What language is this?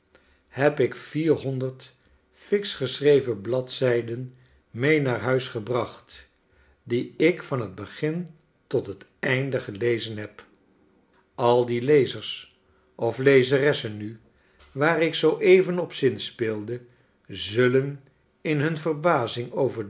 Dutch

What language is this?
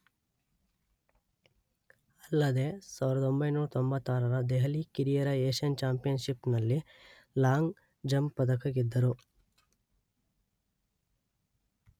Kannada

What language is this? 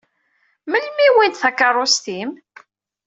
Kabyle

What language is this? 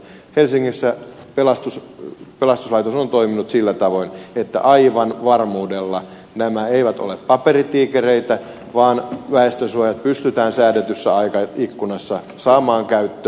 Finnish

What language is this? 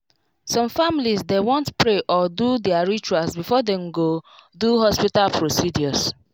Nigerian Pidgin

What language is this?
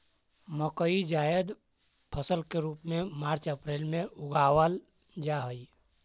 Magahi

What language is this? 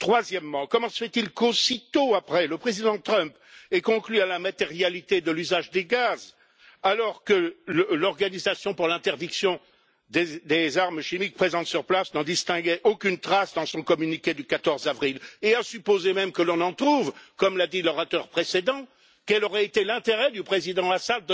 French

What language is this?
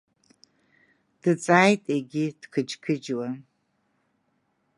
Abkhazian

